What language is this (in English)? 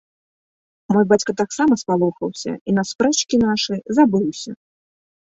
Belarusian